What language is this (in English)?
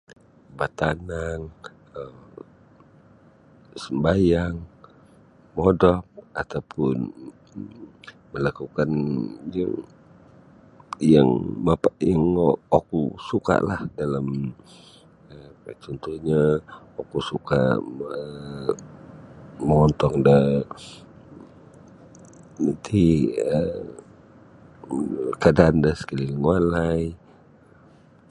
Sabah Bisaya